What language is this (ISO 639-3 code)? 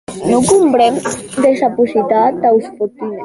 oci